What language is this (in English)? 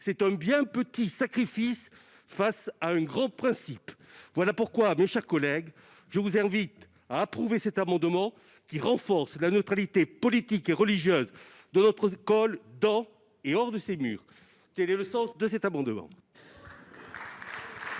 French